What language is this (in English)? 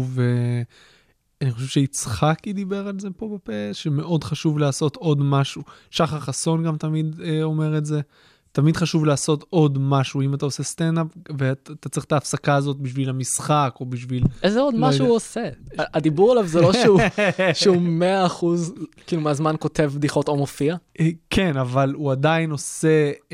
Hebrew